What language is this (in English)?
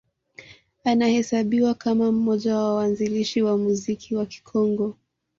Swahili